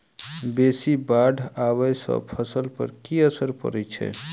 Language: Maithili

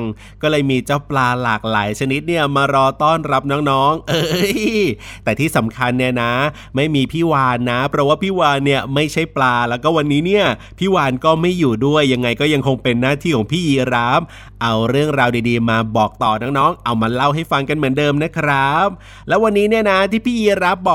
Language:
Thai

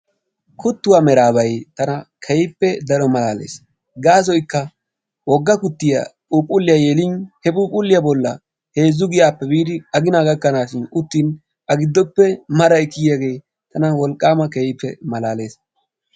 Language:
Wolaytta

